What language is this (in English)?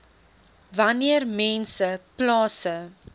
Afrikaans